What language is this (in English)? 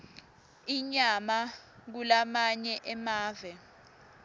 Swati